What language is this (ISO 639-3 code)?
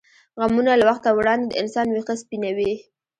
pus